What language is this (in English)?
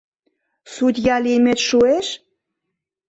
Mari